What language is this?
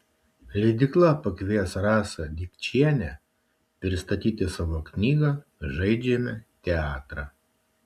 Lithuanian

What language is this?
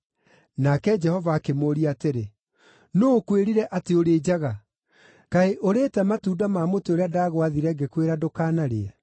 Kikuyu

